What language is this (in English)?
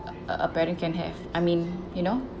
English